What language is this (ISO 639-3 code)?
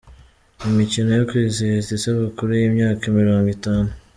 kin